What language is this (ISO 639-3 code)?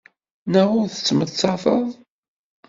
kab